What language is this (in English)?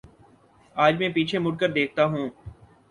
Urdu